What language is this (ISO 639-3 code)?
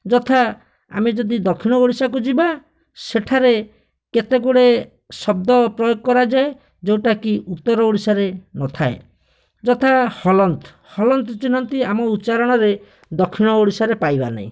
ori